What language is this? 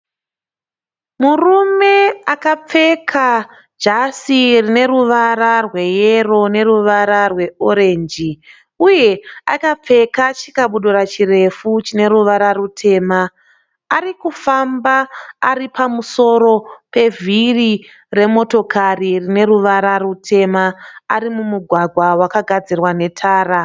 Shona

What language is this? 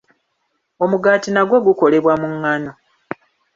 Ganda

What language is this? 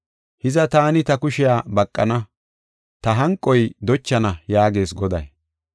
Gofa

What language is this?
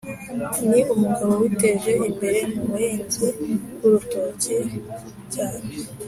Kinyarwanda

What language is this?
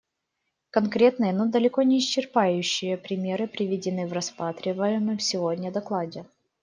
Russian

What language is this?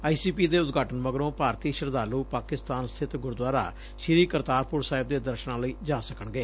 Punjabi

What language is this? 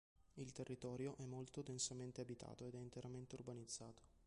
Italian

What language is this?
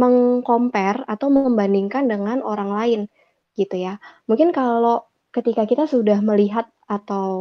Indonesian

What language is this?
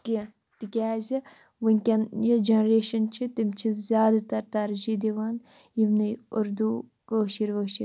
Kashmiri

